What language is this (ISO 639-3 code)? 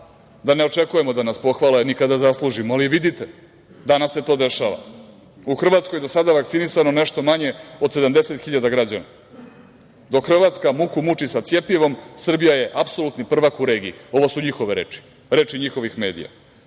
srp